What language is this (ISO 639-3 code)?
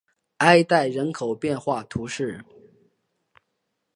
zho